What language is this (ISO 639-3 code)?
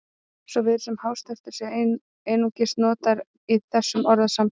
isl